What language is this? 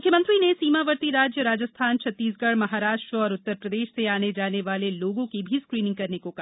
Hindi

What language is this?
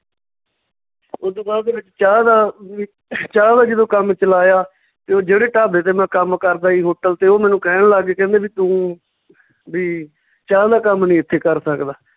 Punjabi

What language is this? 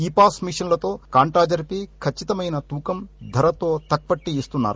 Telugu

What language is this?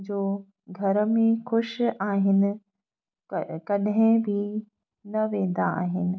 Sindhi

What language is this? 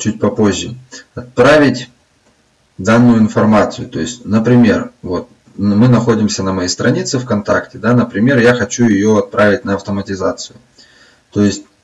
Russian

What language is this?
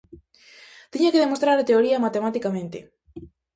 Galician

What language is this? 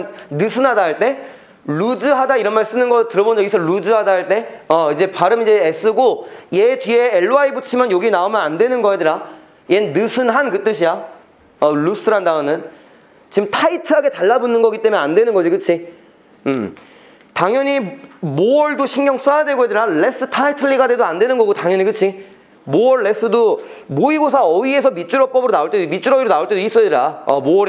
Korean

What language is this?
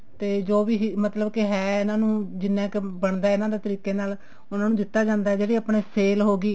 Punjabi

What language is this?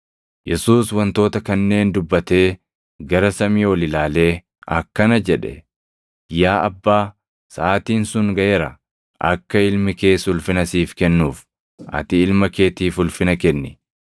Oromo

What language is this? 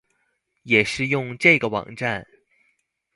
Chinese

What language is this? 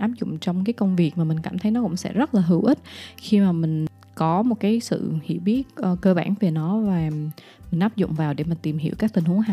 Vietnamese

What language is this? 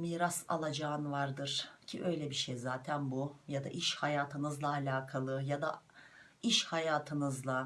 Turkish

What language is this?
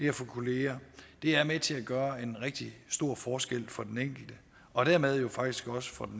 Danish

